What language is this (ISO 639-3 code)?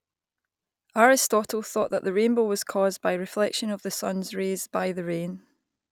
eng